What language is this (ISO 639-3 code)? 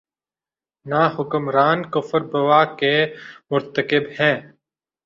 urd